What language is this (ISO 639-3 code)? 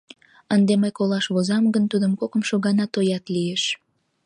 chm